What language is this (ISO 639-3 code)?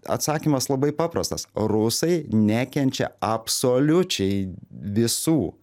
lit